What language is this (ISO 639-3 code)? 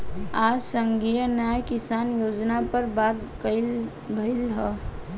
bho